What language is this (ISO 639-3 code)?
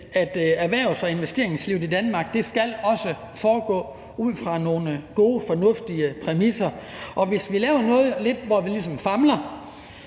dan